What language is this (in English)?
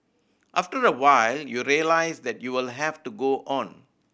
English